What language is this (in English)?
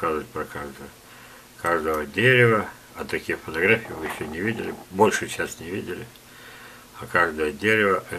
Russian